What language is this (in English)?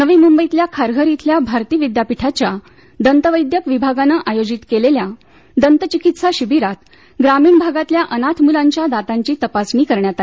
Marathi